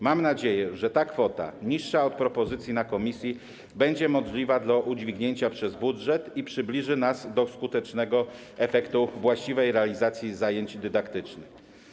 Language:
Polish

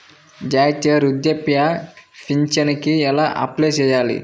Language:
Telugu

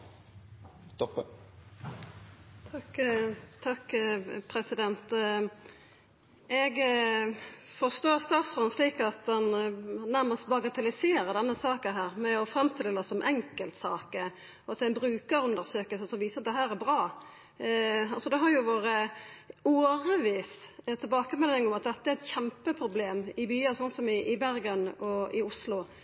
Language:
Norwegian Nynorsk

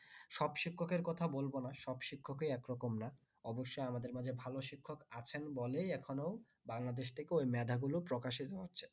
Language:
Bangla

